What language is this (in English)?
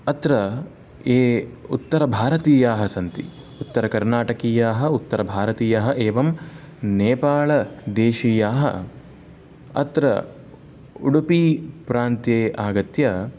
Sanskrit